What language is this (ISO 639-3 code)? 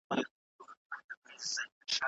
pus